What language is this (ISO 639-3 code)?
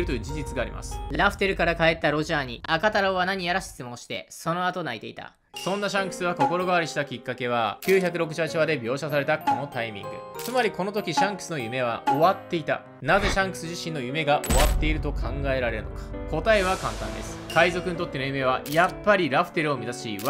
jpn